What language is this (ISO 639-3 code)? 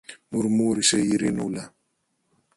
ell